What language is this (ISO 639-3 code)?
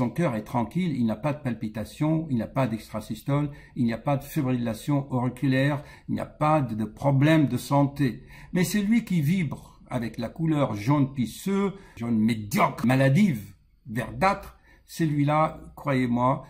fra